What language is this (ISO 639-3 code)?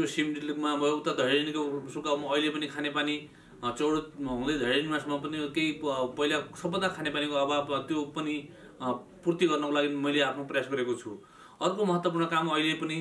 nep